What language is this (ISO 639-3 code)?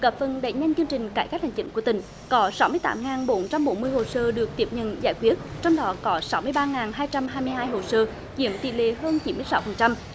vie